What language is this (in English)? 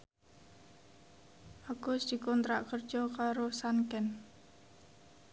Javanese